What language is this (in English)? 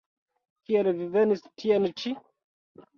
Esperanto